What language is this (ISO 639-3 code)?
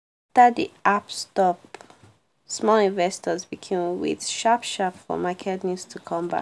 pcm